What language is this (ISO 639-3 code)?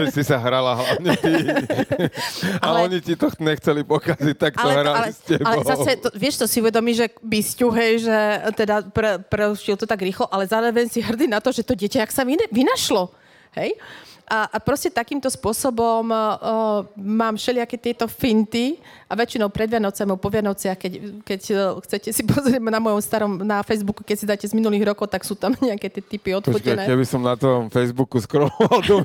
slk